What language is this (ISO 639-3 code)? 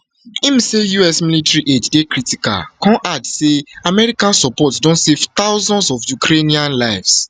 pcm